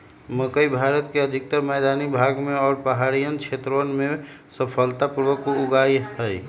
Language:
Magahi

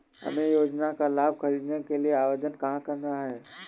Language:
Hindi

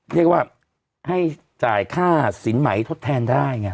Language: Thai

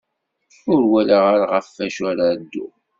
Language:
Kabyle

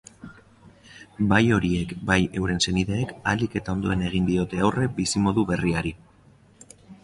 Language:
Basque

